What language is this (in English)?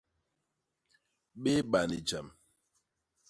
Basaa